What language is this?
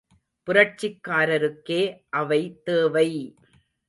Tamil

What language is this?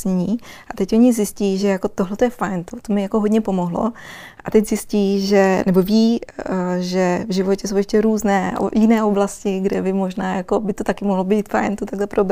Czech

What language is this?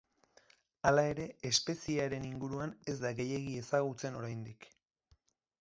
Basque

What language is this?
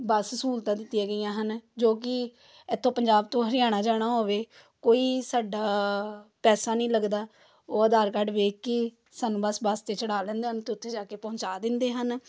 Punjabi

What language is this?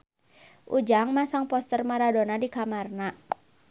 Sundanese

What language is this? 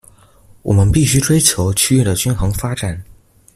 Chinese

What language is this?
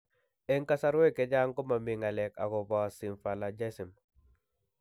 Kalenjin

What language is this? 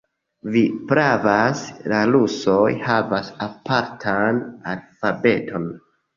Esperanto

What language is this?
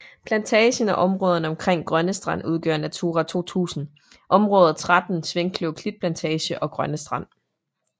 Danish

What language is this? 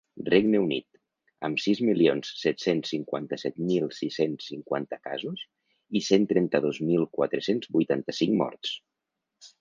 Catalan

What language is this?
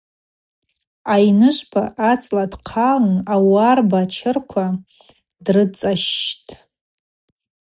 Abaza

